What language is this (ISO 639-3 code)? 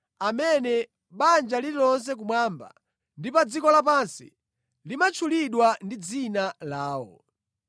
nya